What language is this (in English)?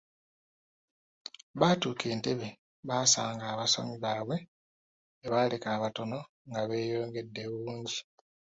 Ganda